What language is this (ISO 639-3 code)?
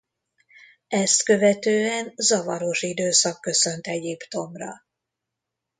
hun